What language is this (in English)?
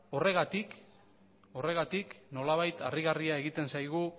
Basque